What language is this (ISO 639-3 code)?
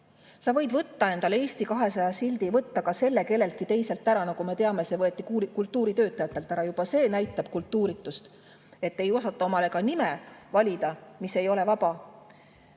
est